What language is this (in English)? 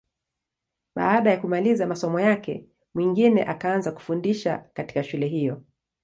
Swahili